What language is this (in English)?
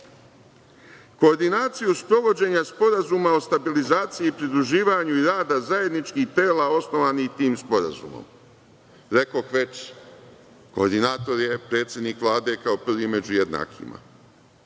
Serbian